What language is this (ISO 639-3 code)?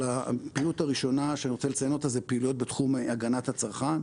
heb